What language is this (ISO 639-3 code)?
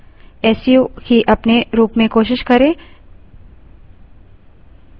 hin